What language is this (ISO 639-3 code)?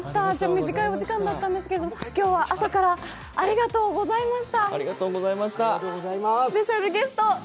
jpn